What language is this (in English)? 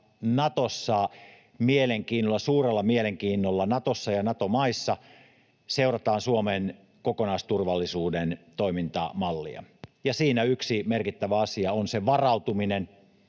Finnish